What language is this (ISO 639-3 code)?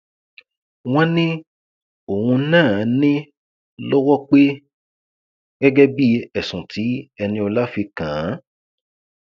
yor